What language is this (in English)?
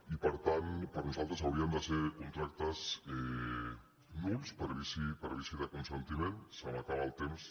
Catalan